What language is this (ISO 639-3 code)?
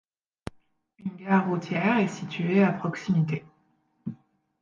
fra